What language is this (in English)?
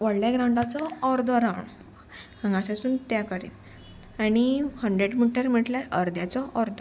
Konkani